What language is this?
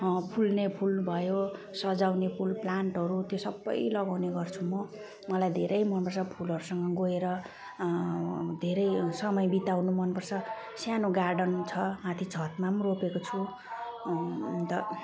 Nepali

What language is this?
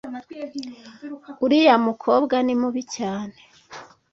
Kinyarwanda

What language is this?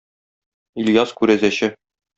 Tatar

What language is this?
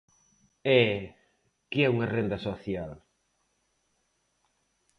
Galician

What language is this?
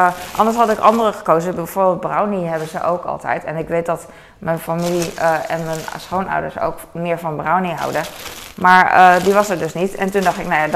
Dutch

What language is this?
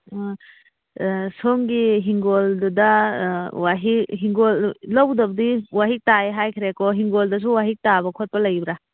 Manipuri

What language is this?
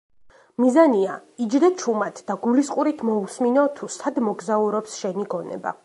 Georgian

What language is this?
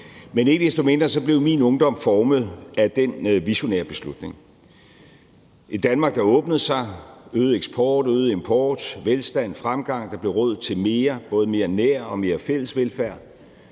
Danish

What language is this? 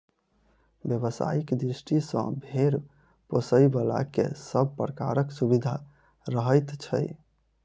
Maithili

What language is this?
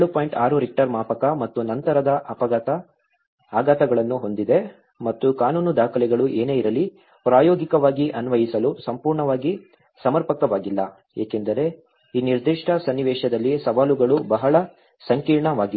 Kannada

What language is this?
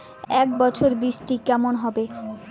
Bangla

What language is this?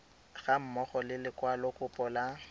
Tswana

